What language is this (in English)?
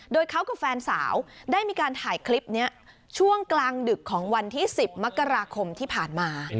Thai